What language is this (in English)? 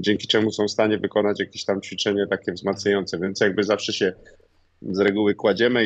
Polish